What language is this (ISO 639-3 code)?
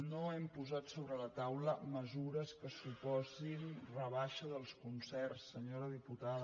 cat